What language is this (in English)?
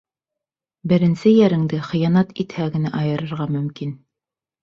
Bashkir